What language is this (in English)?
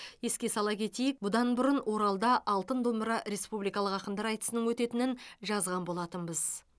Kazakh